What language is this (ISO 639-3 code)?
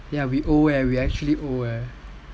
eng